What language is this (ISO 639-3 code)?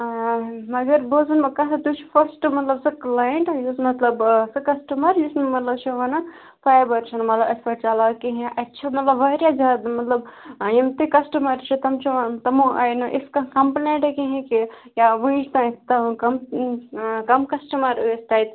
kas